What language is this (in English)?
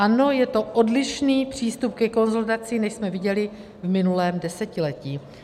Czech